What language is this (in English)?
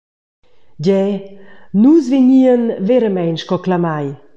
Romansh